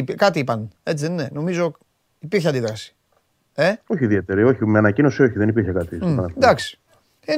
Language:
Greek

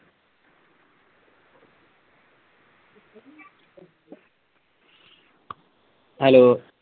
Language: Punjabi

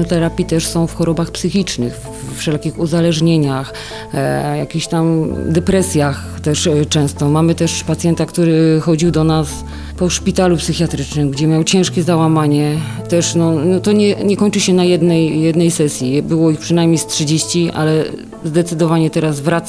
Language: Polish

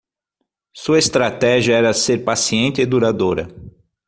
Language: Portuguese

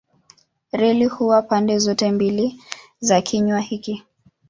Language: Swahili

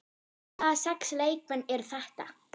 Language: Icelandic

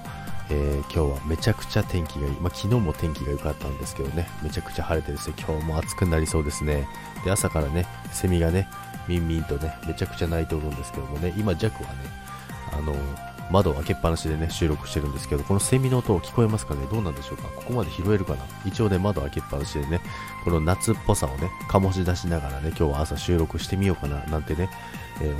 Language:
Japanese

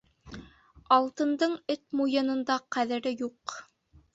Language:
Bashkir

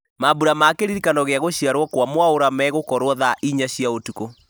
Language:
Kikuyu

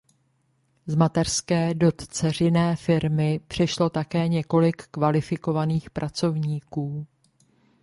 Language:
Czech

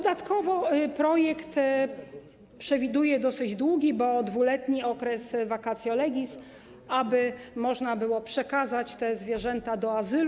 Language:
Polish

